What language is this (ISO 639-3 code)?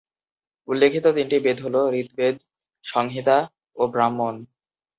ben